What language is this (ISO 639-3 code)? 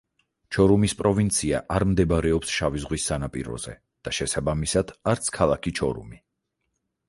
kat